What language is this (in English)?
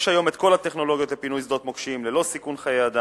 Hebrew